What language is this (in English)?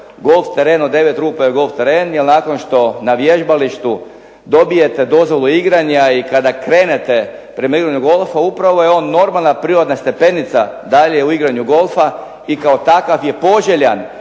Croatian